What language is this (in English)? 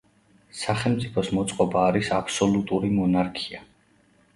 Georgian